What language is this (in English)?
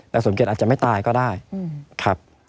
Thai